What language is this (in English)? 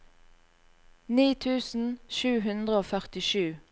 Norwegian